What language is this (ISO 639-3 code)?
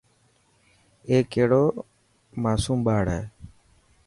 mki